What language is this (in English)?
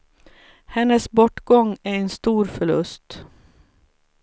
Swedish